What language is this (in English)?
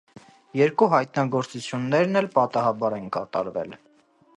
Armenian